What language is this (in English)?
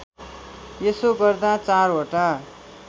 Nepali